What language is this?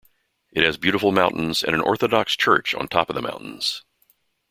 English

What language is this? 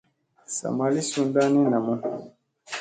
Musey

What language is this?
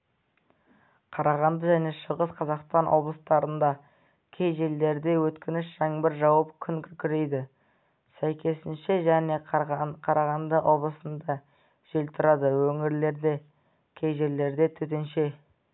Kazakh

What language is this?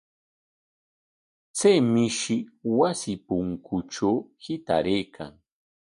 Corongo Ancash Quechua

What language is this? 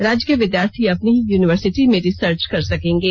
Hindi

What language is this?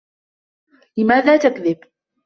Arabic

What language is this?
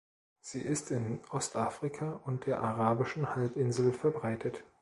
German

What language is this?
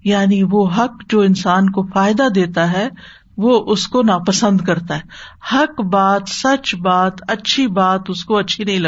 Urdu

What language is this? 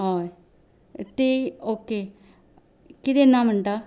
Konkani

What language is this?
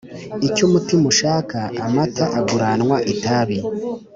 Kinyarwanda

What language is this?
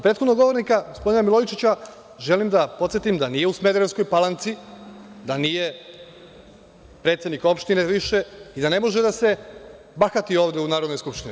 Serbian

